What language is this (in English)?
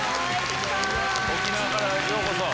Japanese